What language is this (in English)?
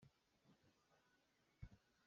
Hakha Chin